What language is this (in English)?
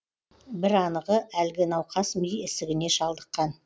Kazakh